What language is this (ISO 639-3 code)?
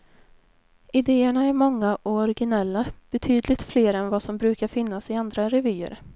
swe